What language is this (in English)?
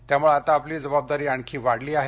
Marathi